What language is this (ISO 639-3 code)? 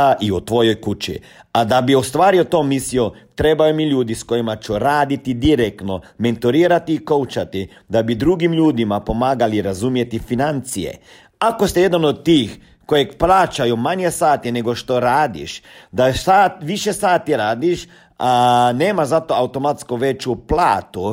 hrv